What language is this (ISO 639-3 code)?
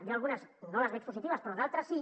cat